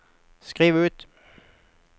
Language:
Norwegian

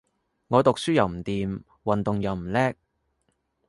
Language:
Cantonese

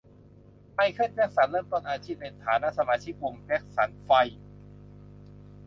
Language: Thai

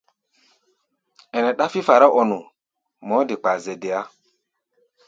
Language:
Gbaya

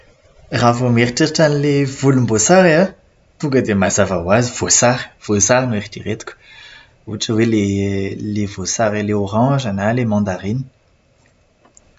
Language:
Malagasy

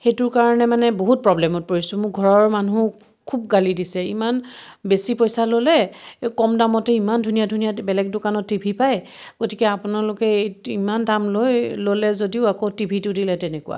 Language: Assamese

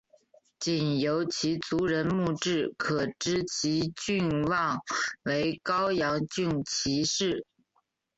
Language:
Chinese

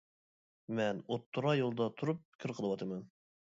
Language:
Uyghur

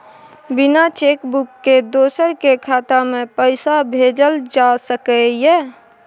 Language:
Maithili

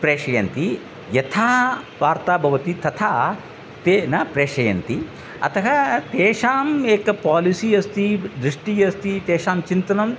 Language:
Sanskrit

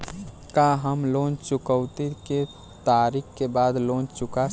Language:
Bhojpuri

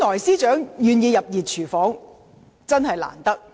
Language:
Cantonese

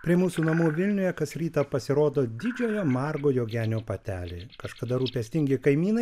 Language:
Lithuanian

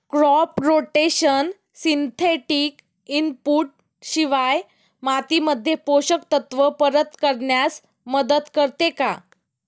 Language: Marathi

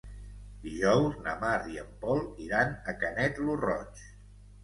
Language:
Catalan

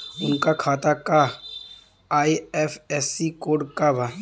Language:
Bhojpuri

